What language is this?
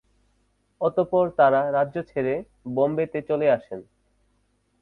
Bangla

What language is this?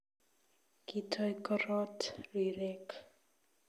Kalenjin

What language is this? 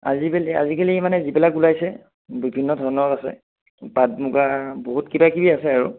Assamese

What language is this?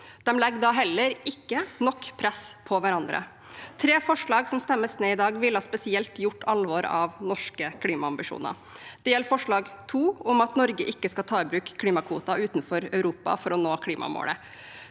Norwegian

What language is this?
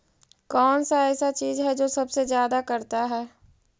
Magahi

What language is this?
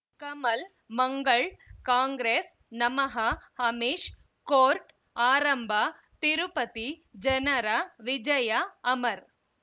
Kannada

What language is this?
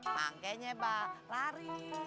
Indonesian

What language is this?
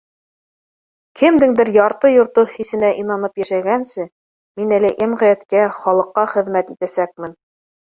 Bashkir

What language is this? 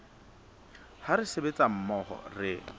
Southern Sotho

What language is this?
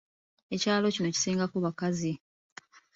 Ganda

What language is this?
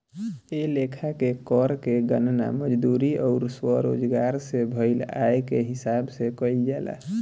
Bhojpuri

